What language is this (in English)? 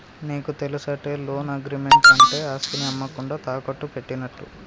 Telugu